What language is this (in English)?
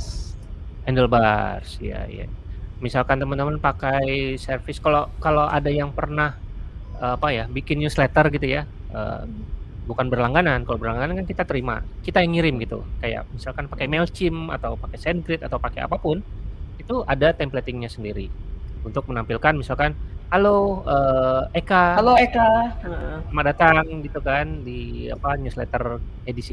Indonesian